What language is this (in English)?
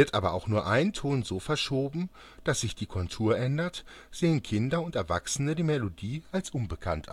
German